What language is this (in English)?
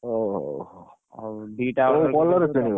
Odia